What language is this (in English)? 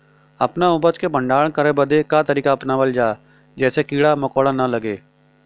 Bhojpuri